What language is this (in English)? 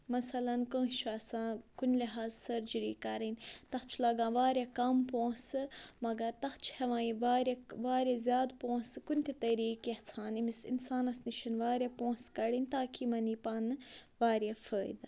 Kashmiri